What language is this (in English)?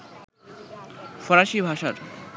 Bangla